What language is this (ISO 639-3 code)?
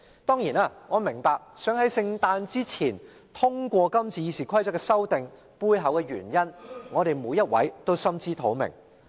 yue